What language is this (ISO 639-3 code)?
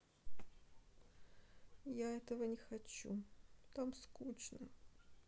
rus